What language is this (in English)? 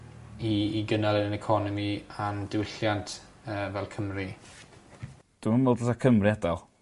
Welsh